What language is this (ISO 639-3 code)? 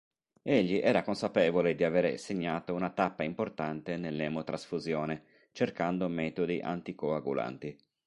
ita